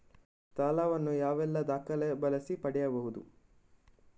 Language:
Kannada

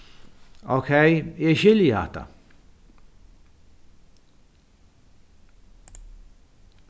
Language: Faroese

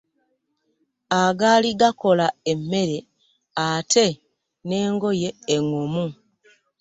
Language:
Ganda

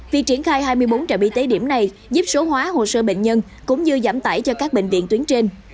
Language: Vietnamese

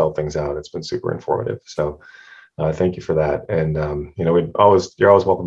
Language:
English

